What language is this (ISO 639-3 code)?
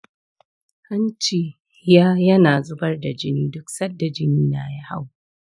hau